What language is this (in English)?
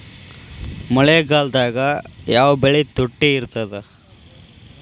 Kannada